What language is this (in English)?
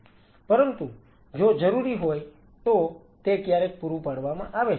Gujarati